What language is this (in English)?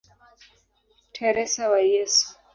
Swahili